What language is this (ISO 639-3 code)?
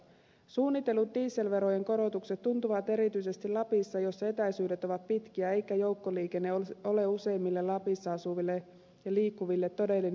fin